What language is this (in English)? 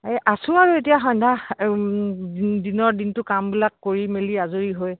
Assamese